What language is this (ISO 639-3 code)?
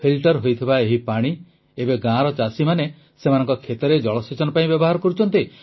ori